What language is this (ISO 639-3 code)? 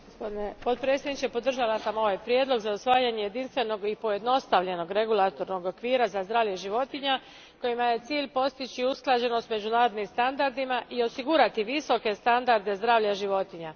hrv